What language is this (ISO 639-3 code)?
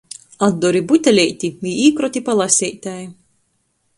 ltg